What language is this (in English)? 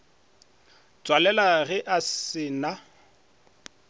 Northern Sotho